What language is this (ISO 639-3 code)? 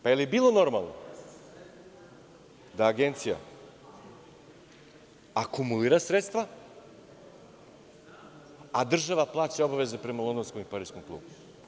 srp